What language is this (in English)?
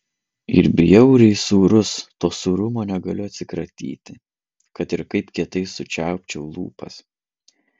Lithuanian